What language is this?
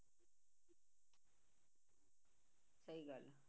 Punjabi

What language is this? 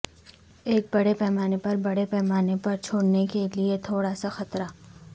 Urdu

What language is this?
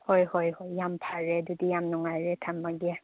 Manipuri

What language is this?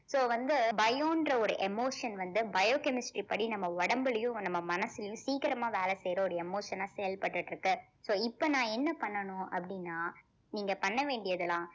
Tamil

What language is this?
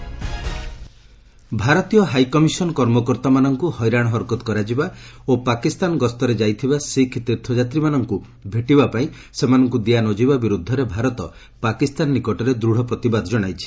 Odia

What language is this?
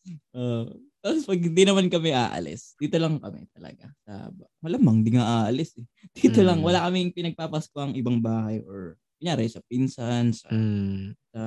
Filipino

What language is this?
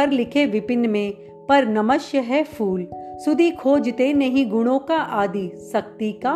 Hindi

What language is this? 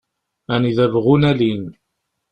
Kabyle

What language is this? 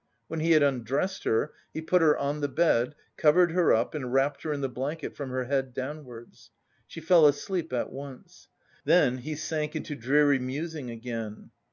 English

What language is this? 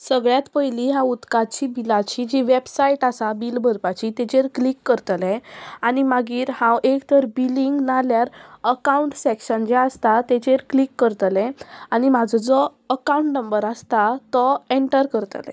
Konkani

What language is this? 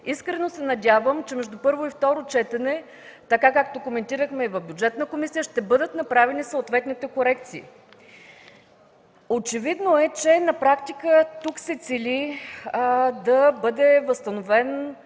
Bulgarian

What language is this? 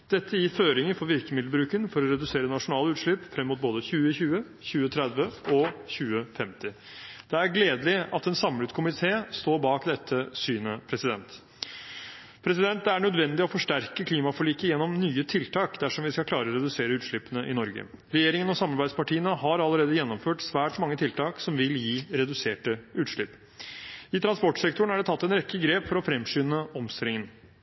Norwegian Bokmål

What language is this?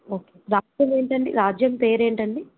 Telugu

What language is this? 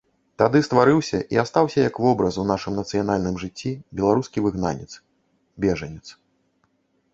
Belarusian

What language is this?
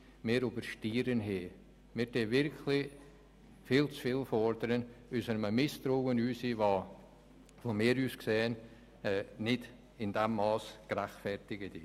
Swiss German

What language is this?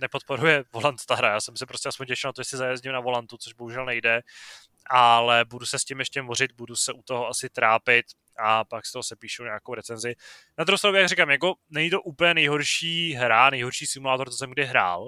Czech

